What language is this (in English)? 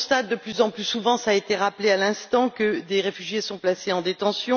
French